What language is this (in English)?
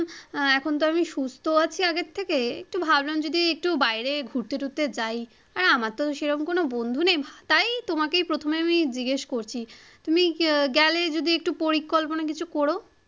Bangla